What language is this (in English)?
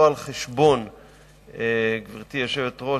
Hebrew